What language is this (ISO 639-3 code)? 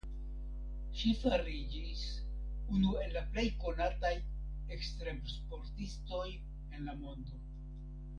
epo